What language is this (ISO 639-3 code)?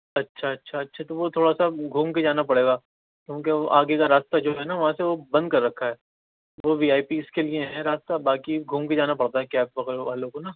urd